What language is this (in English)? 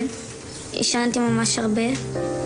Hebrew